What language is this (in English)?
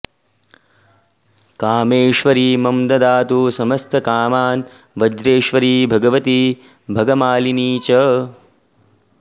Sanskrit